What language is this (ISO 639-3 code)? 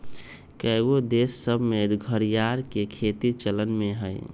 mag